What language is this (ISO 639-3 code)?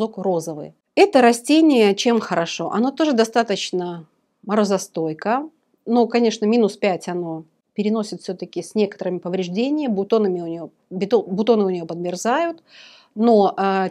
rus